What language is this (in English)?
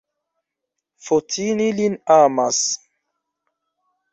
Esperanto